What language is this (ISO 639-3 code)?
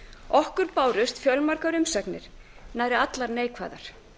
isl